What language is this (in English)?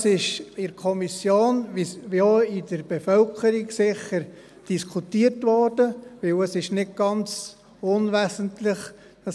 Swiss German